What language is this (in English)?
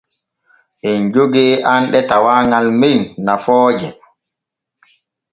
Borgu Fulfulde